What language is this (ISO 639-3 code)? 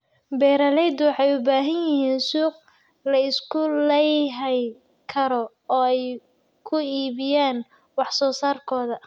som